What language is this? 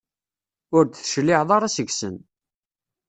Kabyle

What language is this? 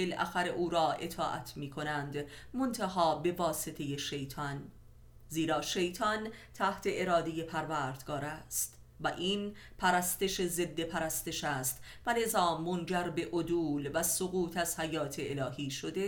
Persian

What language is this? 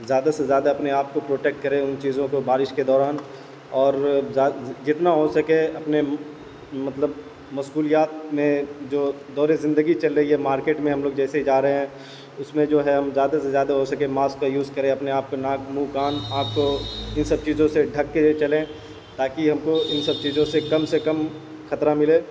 Urdu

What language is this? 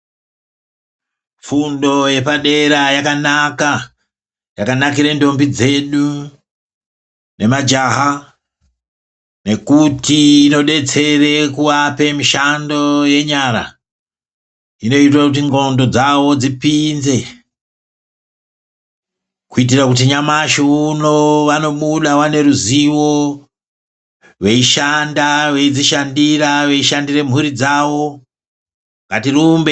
Ndau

